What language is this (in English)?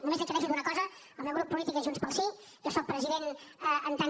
Catalan